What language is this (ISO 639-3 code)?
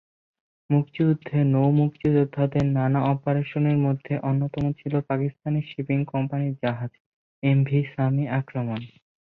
ben